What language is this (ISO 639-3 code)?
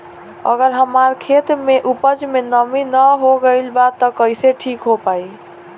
bho